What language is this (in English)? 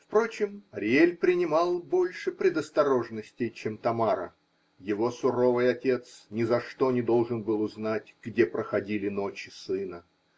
Russian